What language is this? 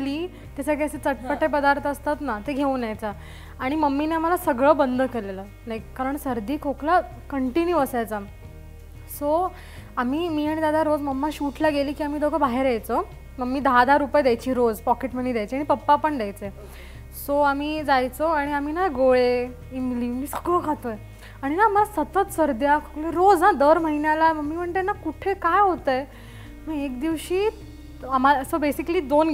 Marathi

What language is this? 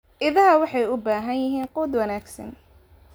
Somali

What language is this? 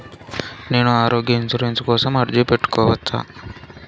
Telugu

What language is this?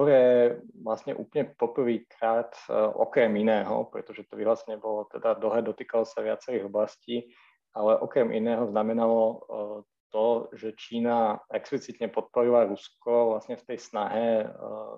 Slovak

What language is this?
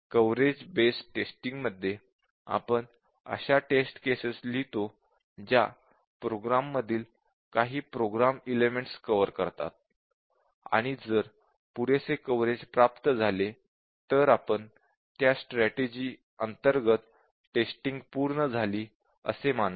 Marathi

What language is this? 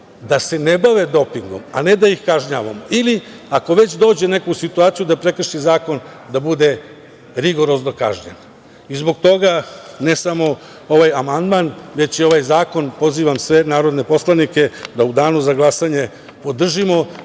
Serbian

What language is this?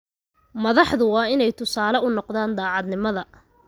Somali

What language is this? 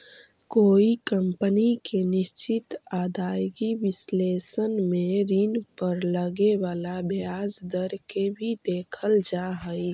Magahi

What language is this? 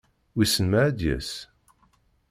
Kabyle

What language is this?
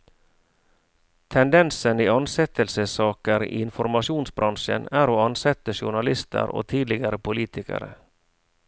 Norwegian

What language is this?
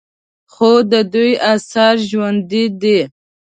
Pashto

